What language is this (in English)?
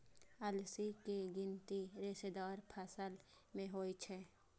Maithili